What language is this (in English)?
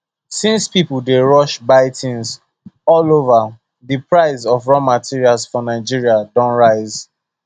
Nigerian Pidgin